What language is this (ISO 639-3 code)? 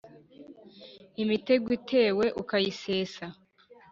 kin